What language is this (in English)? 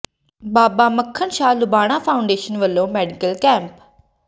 Punjabi